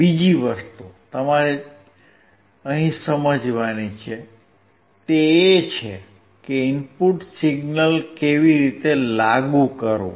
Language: Gujarati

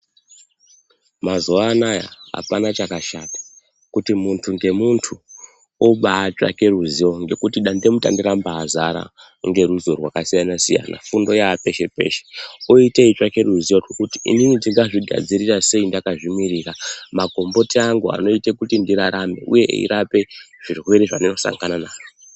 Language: Ndau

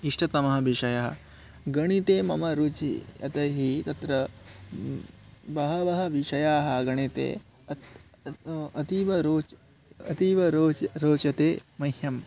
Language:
Sanskrit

